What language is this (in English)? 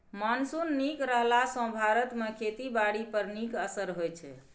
Maithili